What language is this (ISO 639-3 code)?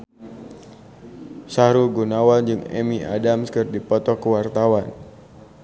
sun